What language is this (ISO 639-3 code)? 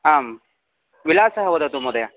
san